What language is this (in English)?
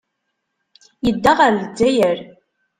Kabyle